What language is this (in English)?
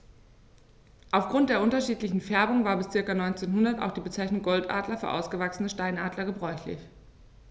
German